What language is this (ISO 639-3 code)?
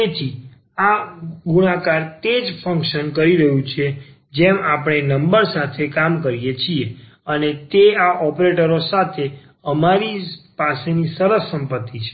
guj